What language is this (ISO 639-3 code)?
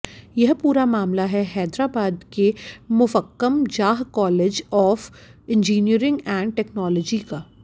hin